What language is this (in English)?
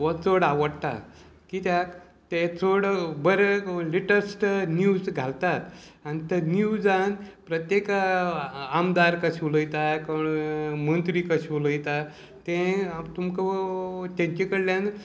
Konkani